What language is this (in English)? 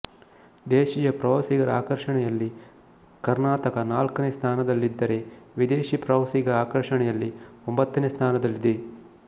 Kannada